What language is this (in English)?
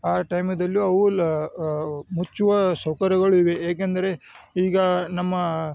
Kannada